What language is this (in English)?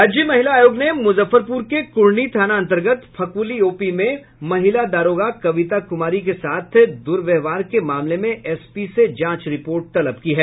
Hindi